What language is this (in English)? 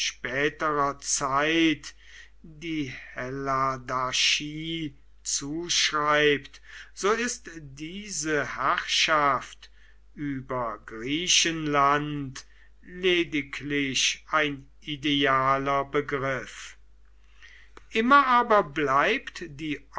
German